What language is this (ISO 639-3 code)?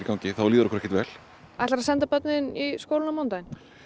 isl